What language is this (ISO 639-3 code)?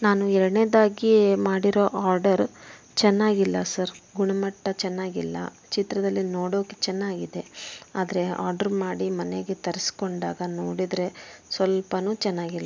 kan